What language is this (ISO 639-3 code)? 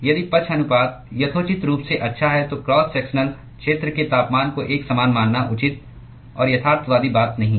hin